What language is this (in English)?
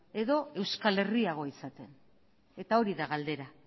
Basque